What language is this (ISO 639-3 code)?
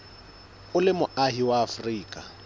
sot